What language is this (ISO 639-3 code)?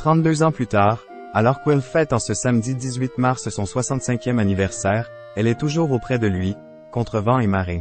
fra